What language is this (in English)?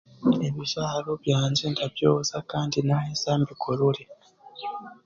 Chiga